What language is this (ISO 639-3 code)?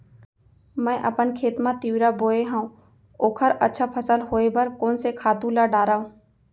hne